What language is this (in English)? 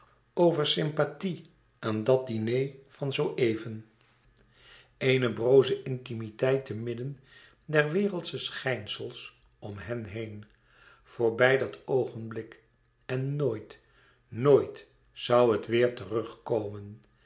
Dutch